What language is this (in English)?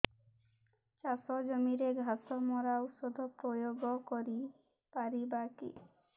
Odia